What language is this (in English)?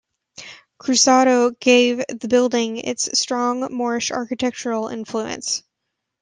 English